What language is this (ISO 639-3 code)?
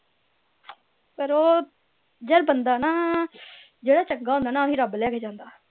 pan